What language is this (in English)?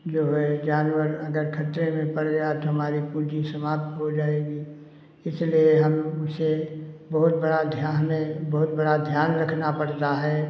Hindi